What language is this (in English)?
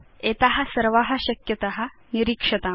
Sanskrit